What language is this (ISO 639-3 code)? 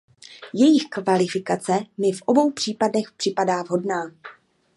ces